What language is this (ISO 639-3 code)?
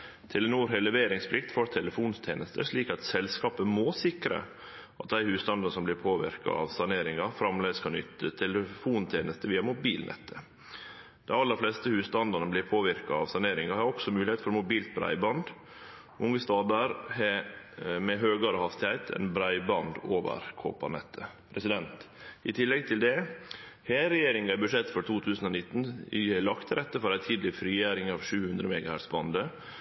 nno